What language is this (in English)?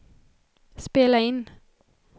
Swedish